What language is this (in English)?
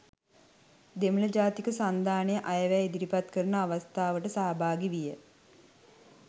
Sinhala